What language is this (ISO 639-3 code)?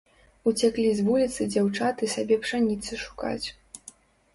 bel